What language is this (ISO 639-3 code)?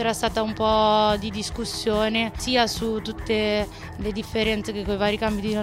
ita